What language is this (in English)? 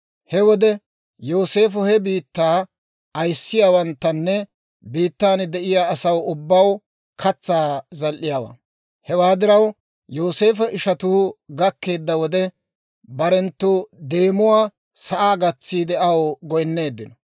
Dawro